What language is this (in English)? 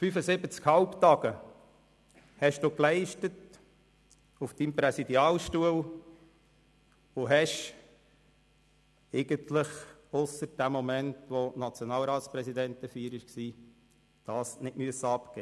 Swiss German